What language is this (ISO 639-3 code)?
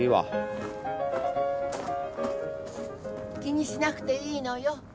jpn